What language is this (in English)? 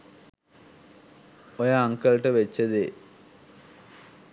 Sinhala